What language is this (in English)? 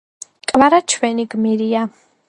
Georgian